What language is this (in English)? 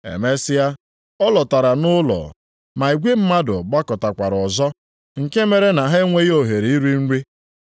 Igbo